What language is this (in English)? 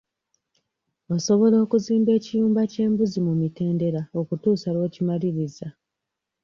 Ganda